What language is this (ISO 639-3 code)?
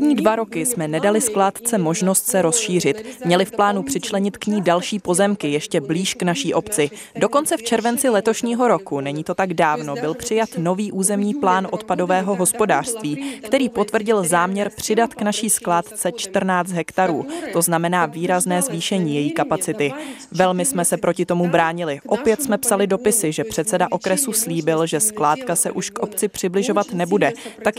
ces